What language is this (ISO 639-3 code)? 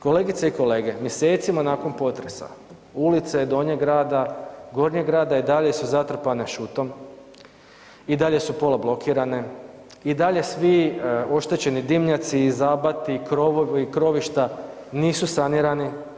hrv